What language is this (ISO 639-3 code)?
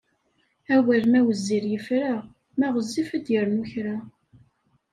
kab